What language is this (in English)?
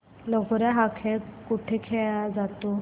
Marathi